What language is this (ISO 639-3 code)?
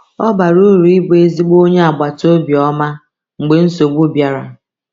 ibo